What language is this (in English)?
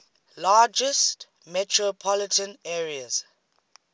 English